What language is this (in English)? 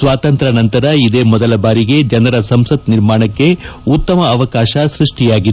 Kannada